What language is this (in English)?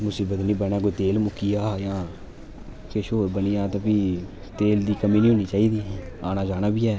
Dogri